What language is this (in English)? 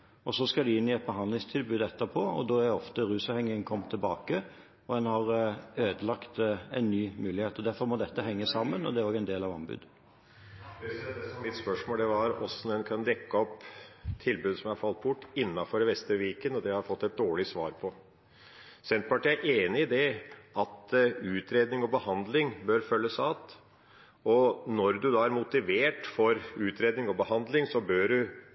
Norwegian Bokmål